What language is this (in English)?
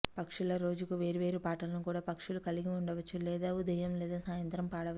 Telugu